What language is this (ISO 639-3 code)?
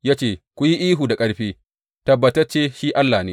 hau